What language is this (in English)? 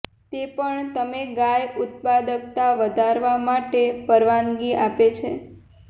Gujarati